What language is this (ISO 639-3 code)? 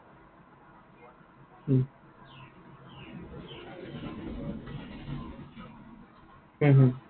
asm